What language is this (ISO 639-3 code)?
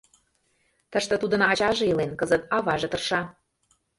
chm